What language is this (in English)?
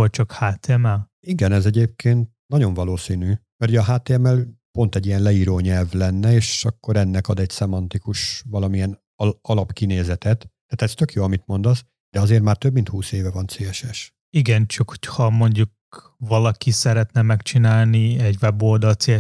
Hungarian